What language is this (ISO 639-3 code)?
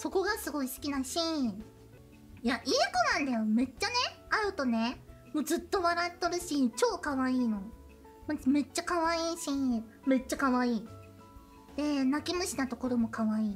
jpn